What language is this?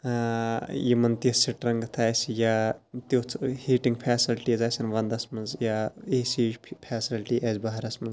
Kashmiri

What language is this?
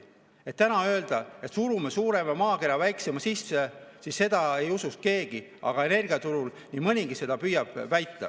Estonian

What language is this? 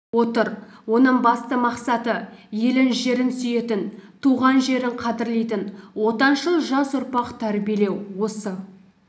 Kazakh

